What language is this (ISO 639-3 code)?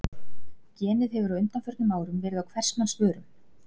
isl